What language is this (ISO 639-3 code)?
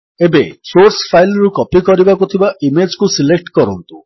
ori